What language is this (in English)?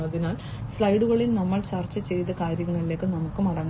Malayalam